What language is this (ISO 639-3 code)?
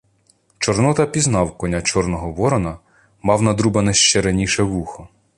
ukr